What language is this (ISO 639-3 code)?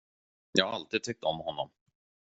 swe